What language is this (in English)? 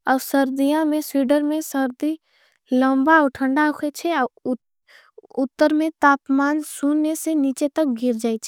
Angika